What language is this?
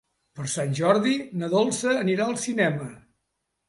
Catalan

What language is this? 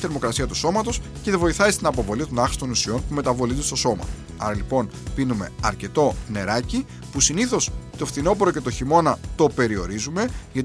Greek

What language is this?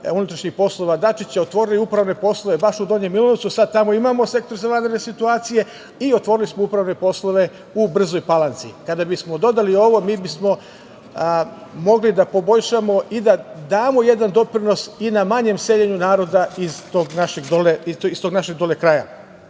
Serbian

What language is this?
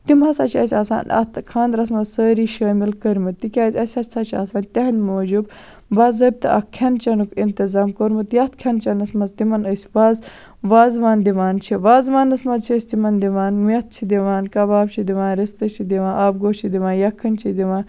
Kashmiri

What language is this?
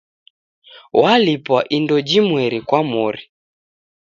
Taita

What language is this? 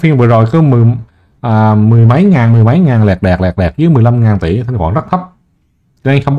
Vietnamese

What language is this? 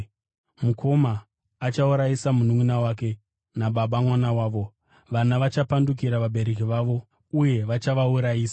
Shona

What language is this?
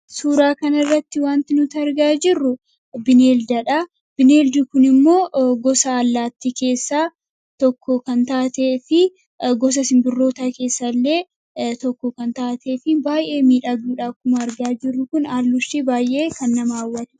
Oromo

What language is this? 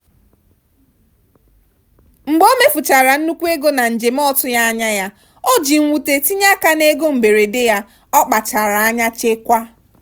Igbo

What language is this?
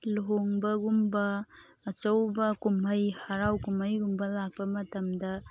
Manipuri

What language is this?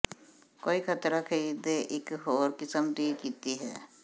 Punjabi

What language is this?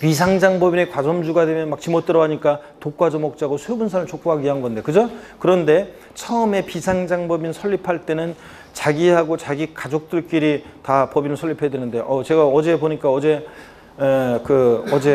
Korean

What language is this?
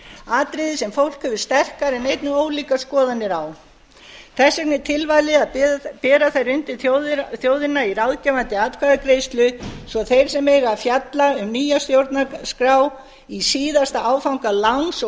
Icelandic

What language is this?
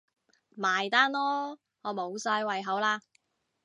Cantonese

